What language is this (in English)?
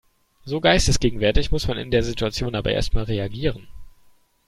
German